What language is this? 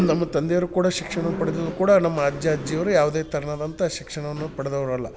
Kannada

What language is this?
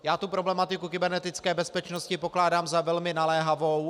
Czech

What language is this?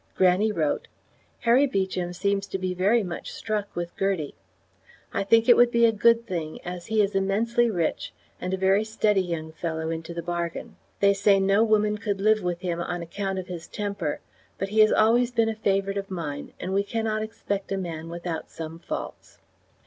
English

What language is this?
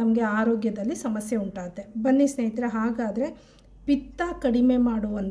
Romanian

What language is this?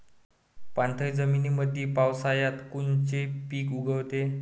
Marathi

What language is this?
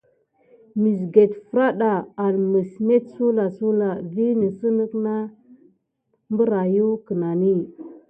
Gidar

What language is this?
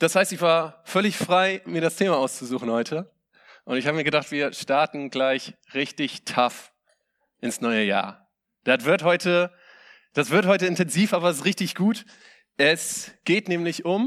German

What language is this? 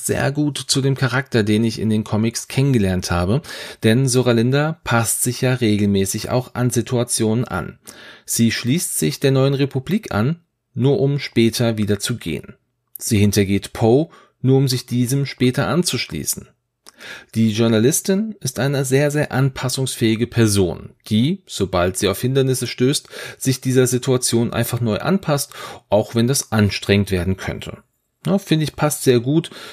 German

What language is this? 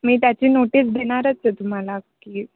Marathi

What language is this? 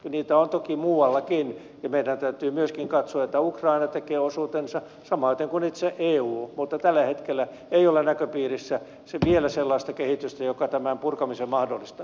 Finnish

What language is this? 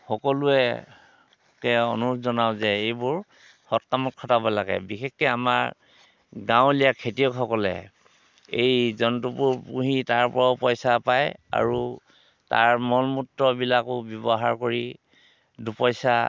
Assamese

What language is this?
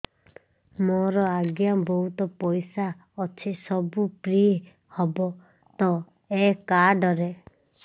Odia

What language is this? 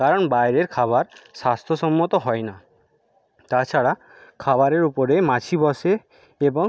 Bangla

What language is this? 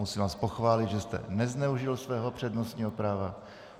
Czech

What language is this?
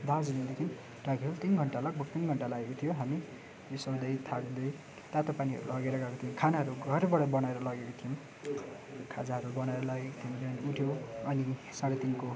Nepali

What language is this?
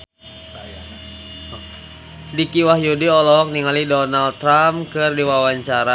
Sundanese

